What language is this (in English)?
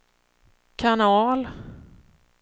Swedish